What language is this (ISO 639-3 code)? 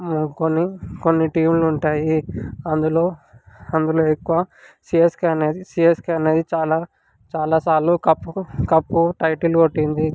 tel